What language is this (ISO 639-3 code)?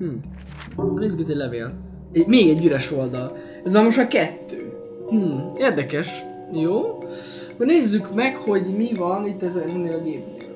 hun